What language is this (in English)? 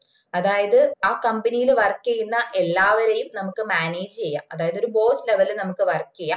Malayalam